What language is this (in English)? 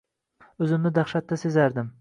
Uzbek